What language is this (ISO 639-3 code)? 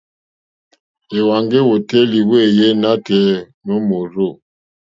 bri